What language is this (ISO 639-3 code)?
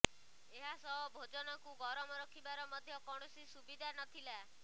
ori